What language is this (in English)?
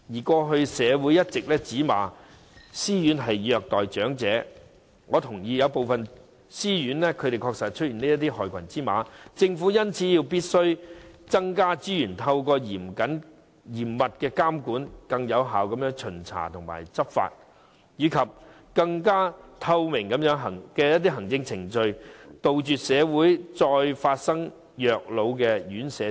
Cantonese